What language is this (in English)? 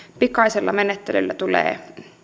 Finnish